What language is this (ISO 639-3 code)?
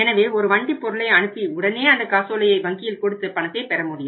tam